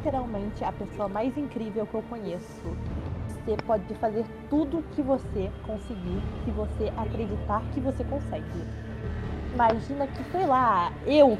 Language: Portuguese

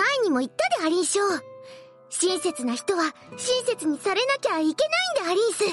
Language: Japanese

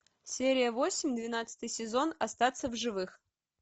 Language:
Russian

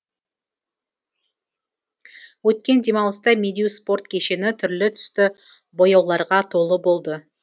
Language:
Kazakh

